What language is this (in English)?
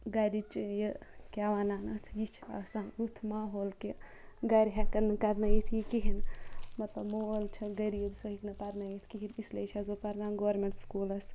Kashmiri